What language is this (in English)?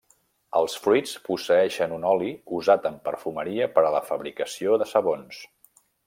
Catalan